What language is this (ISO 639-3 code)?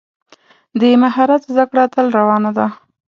pus